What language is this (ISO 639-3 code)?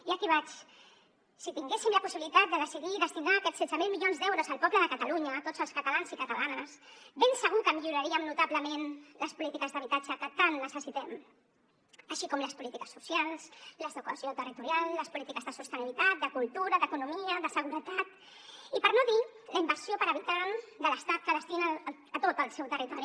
cat